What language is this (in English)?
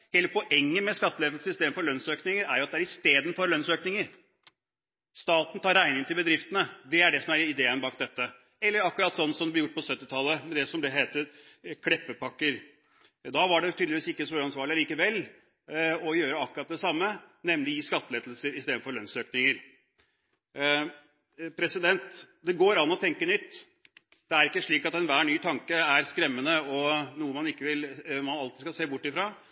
Norwegian Bokmål